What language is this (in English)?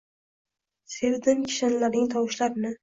Uzbek